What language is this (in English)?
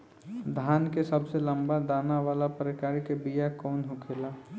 Bhojpuri